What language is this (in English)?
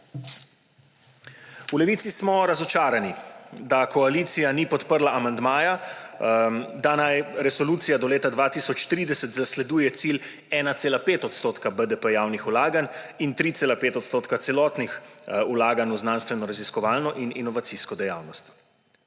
Slovenian